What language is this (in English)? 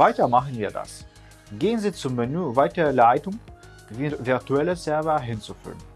German